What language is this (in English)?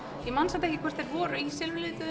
Icelandic